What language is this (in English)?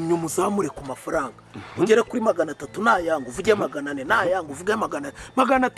English